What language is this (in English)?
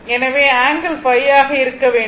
Tamil